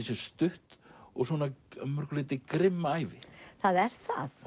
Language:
Icelandic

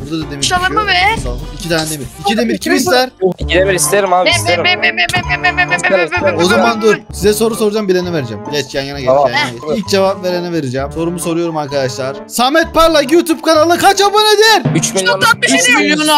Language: Turkish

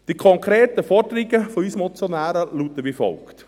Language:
Swiss German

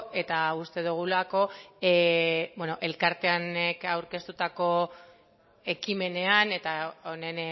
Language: Basque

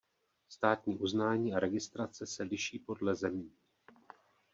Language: Czech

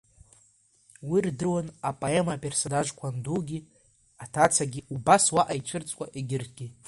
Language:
Abkhazian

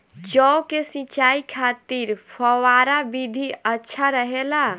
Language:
Bhojpuri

